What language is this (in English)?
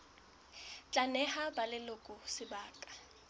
Southern Sotho